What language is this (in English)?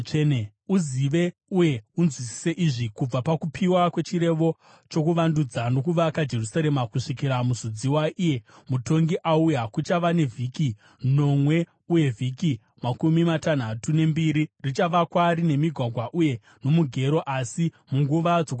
Shona